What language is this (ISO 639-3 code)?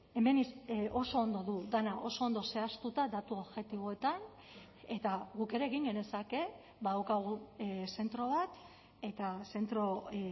eus